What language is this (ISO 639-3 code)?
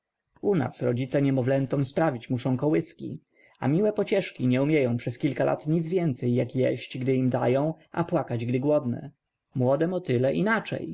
pol